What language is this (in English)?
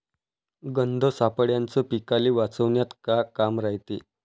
Marathi